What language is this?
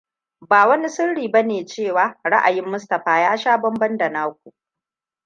Hausa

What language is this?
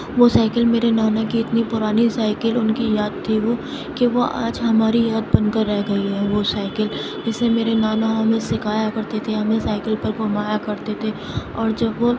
Urdu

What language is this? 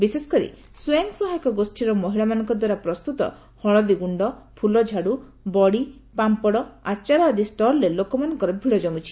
Odia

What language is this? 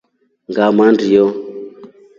Rombo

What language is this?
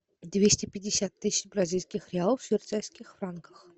Russian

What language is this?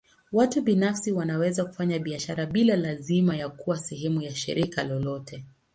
Swahili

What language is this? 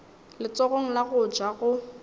Northern Sotho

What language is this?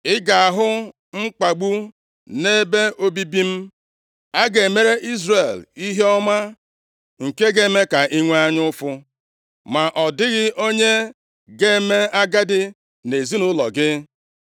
Igbo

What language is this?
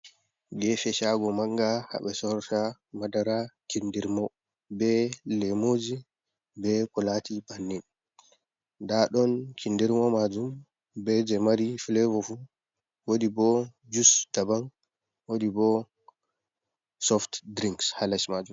Fula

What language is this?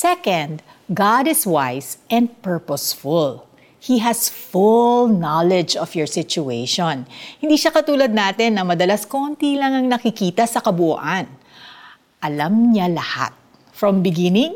Filipino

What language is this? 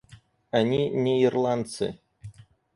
Russian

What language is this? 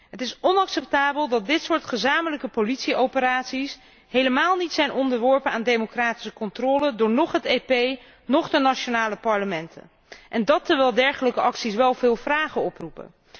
Dutch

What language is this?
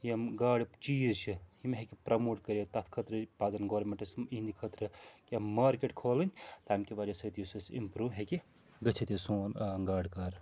Kashmiri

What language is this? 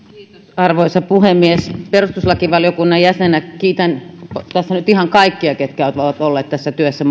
Finnish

